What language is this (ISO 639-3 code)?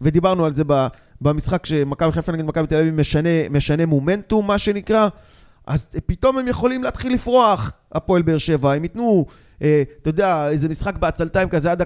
heb